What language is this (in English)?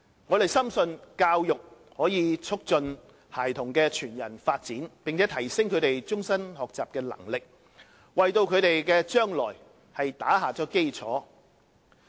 Cantonese